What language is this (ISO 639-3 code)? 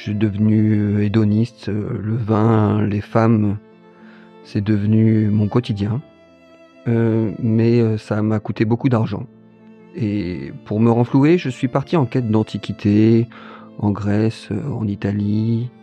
fra